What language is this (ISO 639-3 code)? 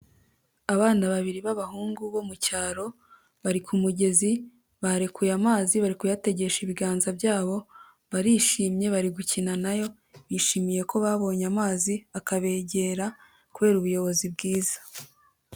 kin